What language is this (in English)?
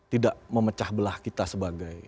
Indonesian